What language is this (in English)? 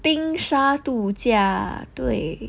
English